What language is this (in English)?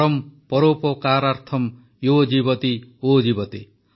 Odia